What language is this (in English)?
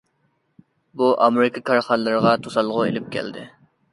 Uyghur